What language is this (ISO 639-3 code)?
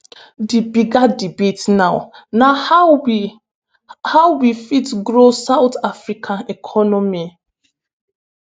pcm